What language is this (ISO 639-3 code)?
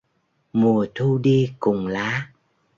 vie